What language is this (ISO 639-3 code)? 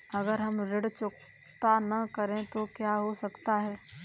hin